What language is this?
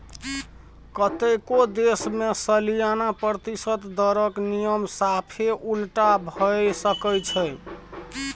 Maithili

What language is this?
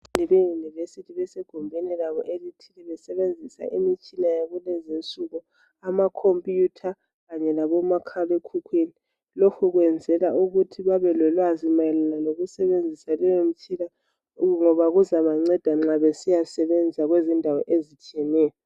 North Ndebele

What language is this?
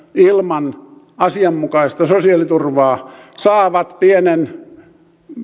Finnish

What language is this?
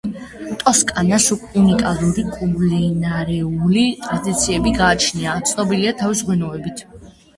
Georgian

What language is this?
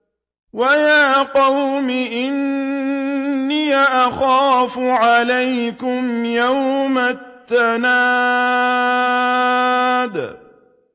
Arabic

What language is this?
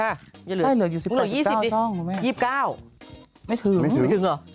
Thai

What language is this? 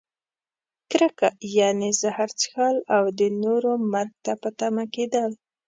Pashto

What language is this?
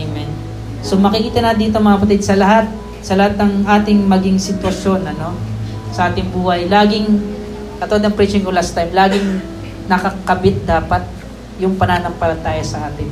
Filipino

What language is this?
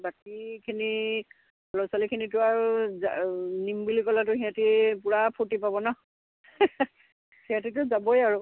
Assamese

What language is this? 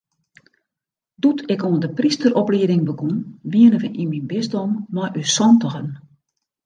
Western Frisian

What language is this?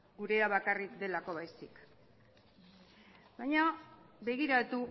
Basque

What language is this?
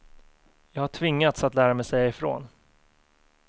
Swedish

